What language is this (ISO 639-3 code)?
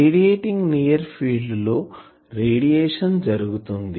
tel